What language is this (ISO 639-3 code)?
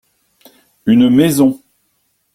fra